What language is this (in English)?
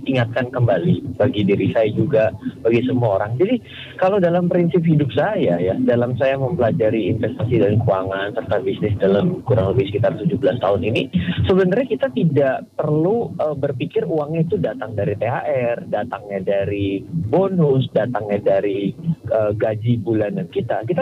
Indonesian